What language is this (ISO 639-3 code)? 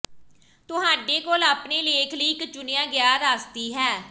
pan